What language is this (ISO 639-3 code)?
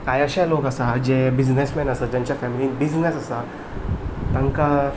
kok